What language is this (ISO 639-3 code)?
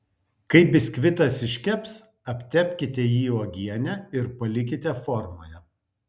lit